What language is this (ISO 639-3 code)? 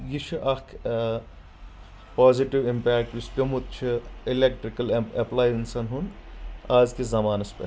kas